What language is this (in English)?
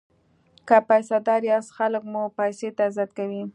Pashto